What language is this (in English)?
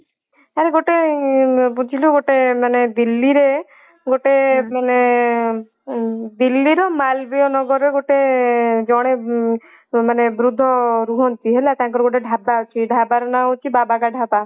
Odia